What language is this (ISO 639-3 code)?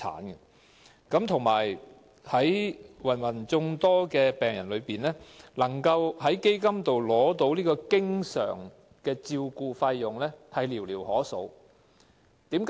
yue